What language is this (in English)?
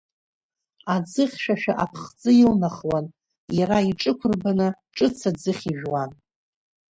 Abkhazian